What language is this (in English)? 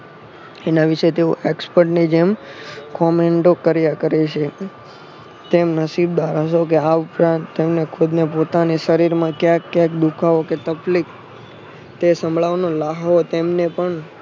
Gujarati